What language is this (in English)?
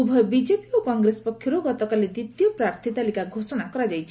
Odia